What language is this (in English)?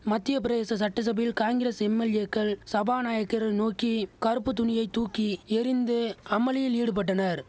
Tamil